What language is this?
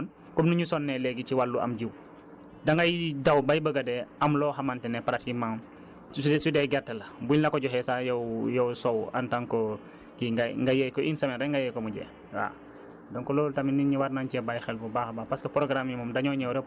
Wolof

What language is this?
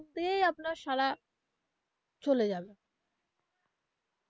Bangla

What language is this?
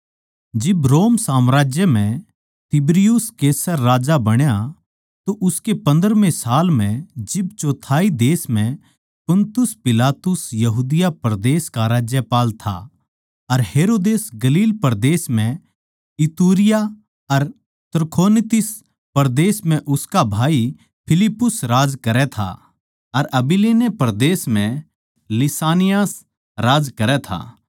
Haryanvi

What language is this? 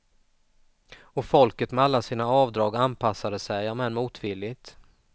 Swedish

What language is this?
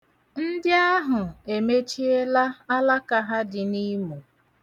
Igbo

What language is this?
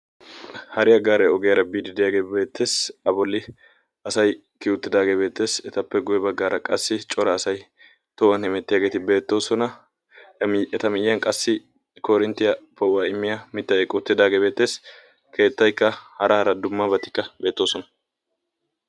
Wolaytta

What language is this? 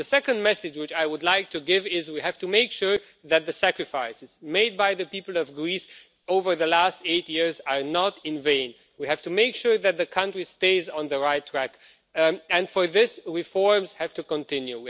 English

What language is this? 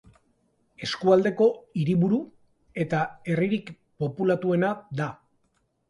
Basque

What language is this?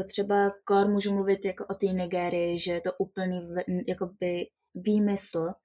Czech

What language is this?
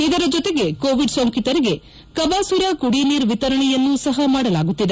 Kannada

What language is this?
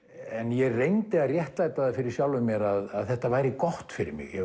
Icelandic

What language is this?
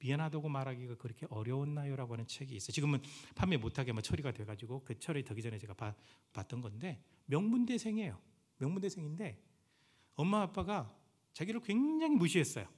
Korean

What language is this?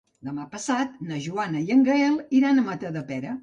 Catalan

